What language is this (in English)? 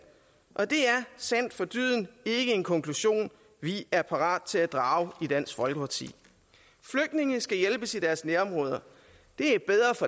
Danish